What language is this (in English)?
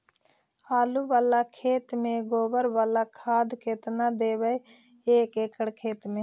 Magahi